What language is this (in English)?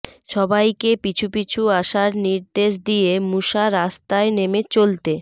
Bangla